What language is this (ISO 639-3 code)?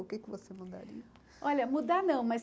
por